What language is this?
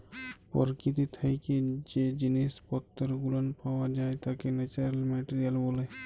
Bangla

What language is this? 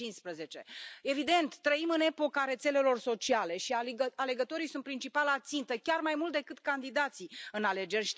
Romanian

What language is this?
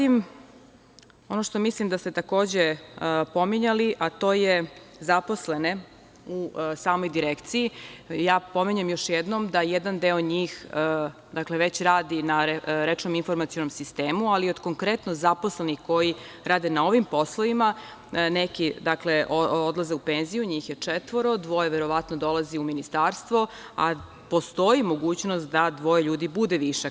Serbian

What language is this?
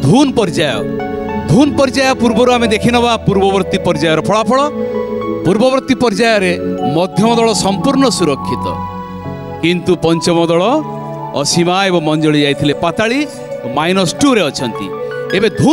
Hindi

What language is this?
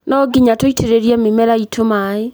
Kikuyu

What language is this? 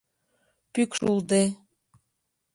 Mari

